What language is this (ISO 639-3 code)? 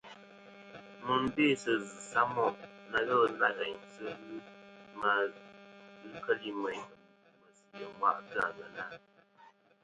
bkm